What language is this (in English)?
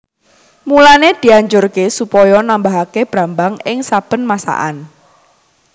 Javanese